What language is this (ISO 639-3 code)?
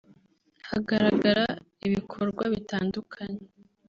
kin